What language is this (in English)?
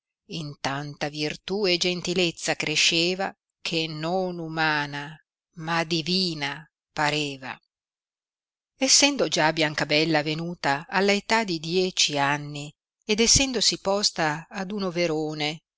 Italian